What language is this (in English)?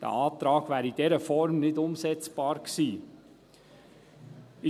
Swiss German